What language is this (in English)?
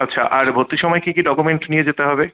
Bangla